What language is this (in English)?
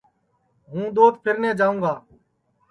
Sansi